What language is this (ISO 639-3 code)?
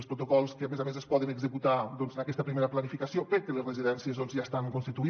cat